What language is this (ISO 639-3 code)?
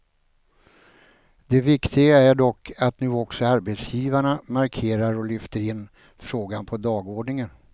swe